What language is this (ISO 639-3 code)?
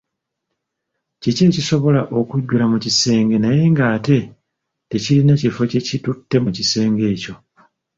lug